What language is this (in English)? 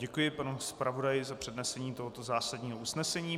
Czech